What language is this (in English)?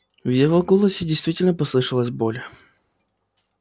Russian